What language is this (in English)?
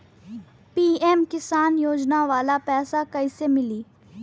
Bhojpuri